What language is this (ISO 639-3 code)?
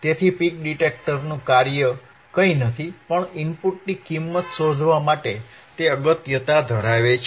guj